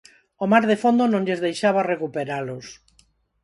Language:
Galician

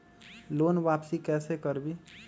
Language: Magahi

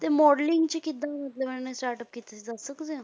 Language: Punjabi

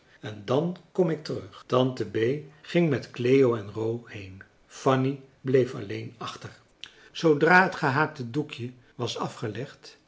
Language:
Dutch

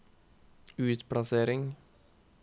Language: Norwegian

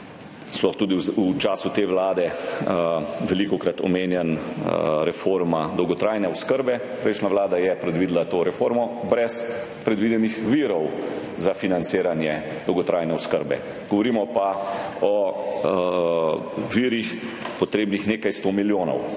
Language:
Slovenian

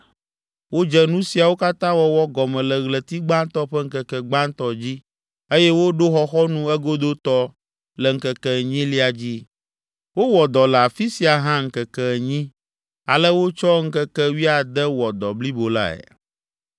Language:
Ewe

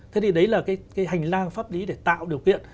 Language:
Vietnamese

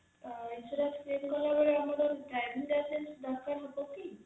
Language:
Odia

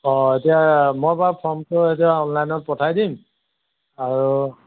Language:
Assamese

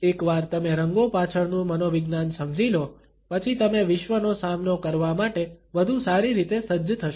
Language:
Gujarati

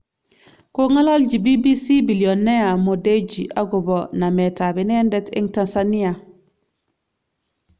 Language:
Kalenjin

